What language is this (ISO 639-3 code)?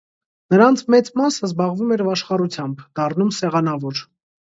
hye